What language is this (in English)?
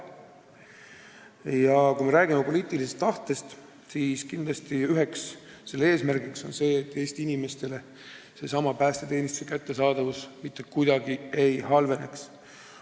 Estonian